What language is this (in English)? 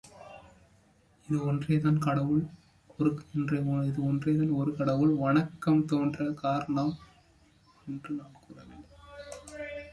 Tamil